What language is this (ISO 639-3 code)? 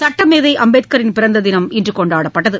tam